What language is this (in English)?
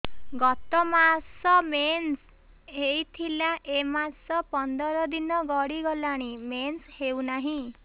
Odia